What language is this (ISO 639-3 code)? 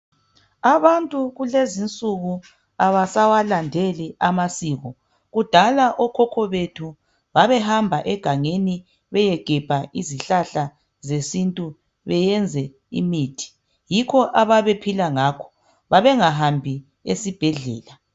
nde